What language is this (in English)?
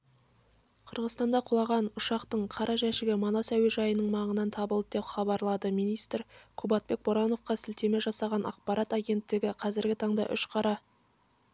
Kazakh